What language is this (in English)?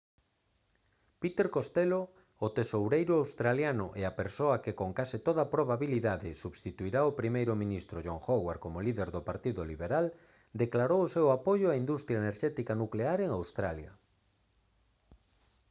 Galician